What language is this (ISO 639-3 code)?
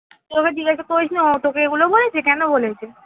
ben